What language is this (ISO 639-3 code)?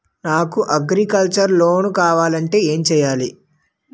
tel